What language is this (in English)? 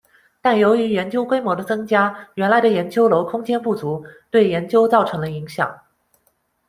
Chinese